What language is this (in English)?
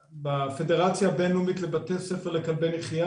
Hebrew